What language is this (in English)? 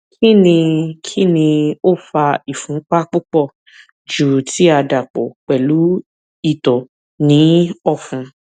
Yoruba